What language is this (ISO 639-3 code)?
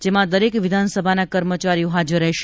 guj